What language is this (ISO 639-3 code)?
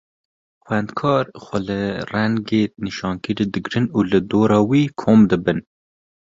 kur